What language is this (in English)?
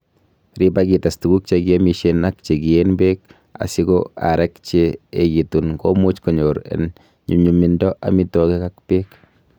Kalenjin